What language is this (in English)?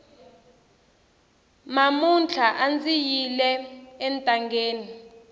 Tsonga